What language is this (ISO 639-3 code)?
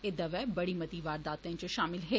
doi